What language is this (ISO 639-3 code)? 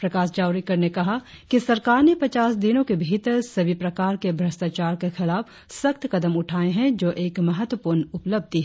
hin